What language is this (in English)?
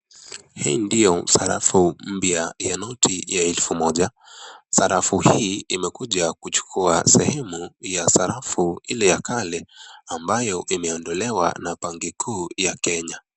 Swahili